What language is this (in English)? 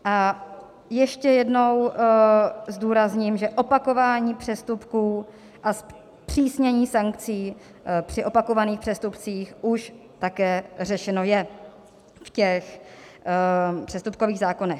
Czech